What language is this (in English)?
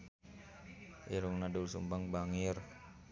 Sundanese